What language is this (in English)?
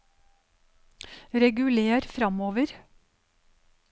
Norwegian